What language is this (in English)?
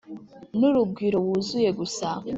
Kinyarwanda